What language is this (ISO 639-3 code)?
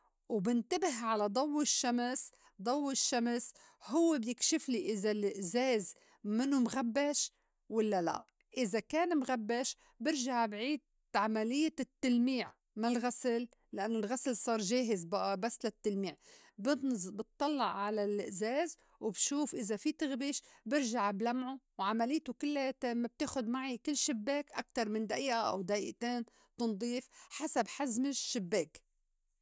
apc